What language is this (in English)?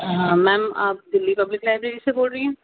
Urdu